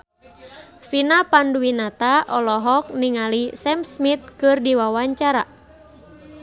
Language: Sundanese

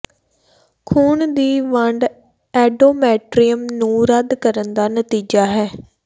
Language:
Punjabi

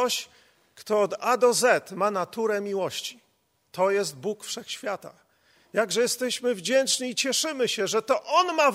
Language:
Polish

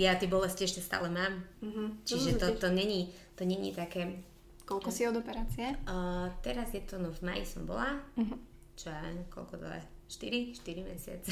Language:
Slovak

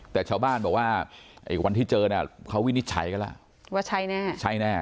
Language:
Thai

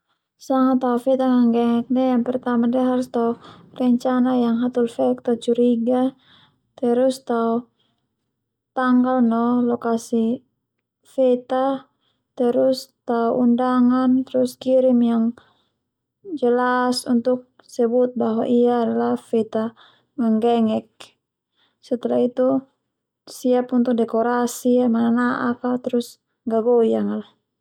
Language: Termanu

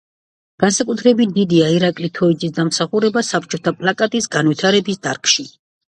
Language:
Georgian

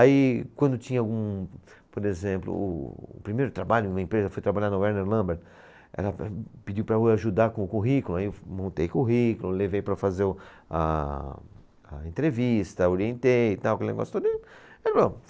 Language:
Portuguese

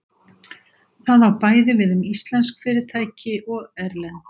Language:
Icelandic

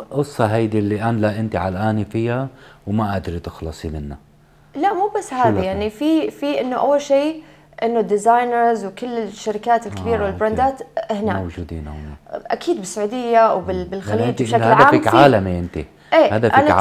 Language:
Arabic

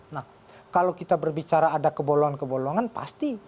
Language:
Indonesian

